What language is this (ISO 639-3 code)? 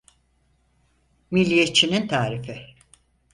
tur